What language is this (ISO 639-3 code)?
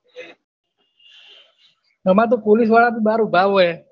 guj